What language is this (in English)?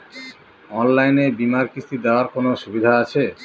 Bangla